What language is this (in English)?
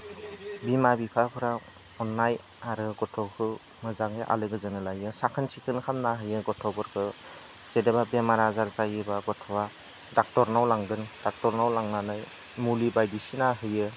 Bodo